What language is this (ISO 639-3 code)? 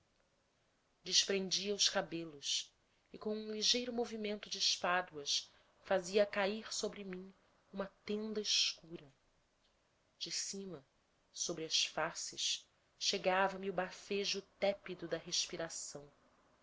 por